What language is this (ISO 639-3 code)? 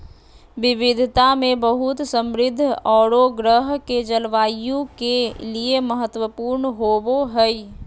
mag